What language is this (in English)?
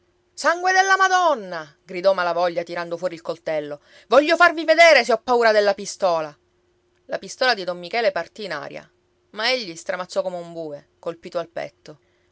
Italian